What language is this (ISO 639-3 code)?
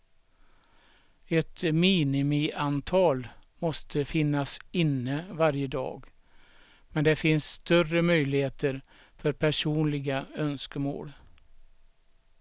swe